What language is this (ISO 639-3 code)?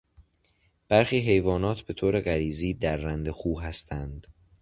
fas